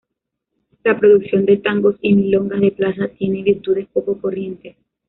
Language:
Spanish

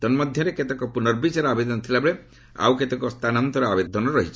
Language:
Odia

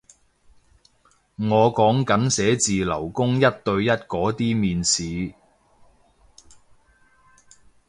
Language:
Cantonese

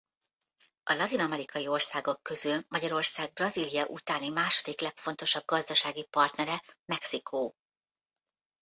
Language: Hungarian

